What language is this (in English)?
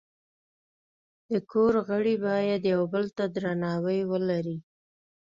Pashto